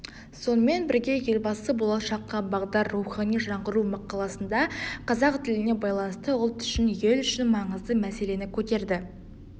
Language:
Kazakh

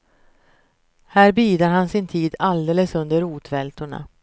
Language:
Swedish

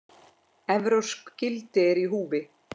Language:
Icelandic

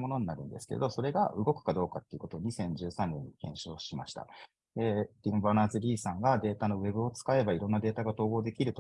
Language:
Japanese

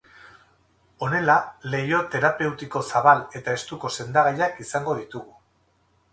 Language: Basque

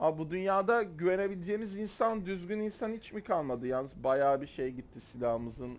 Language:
Turkish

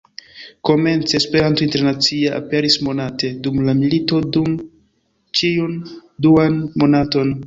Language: Esperanto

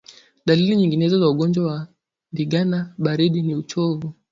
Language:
Swahili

